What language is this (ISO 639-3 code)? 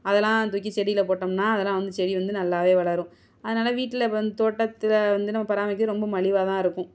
tam